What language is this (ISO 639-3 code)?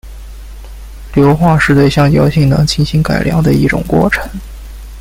zho